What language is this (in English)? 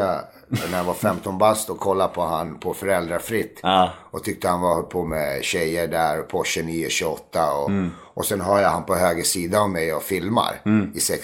Swedish